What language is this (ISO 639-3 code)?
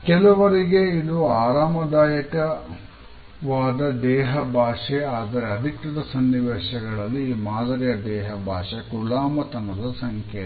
kan